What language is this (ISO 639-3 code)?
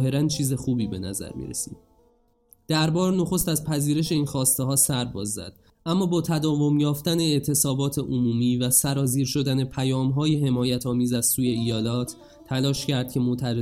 fas